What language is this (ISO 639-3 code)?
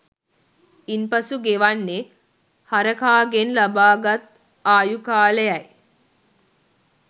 sin